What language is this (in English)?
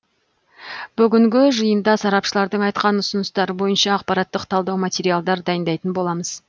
Kazakh